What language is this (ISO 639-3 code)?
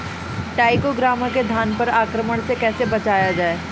bho